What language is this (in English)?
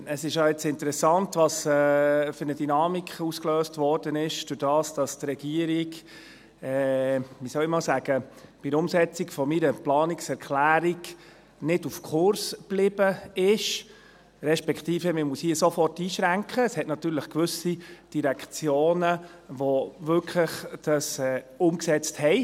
Swiss German